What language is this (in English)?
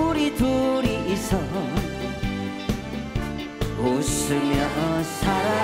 Korean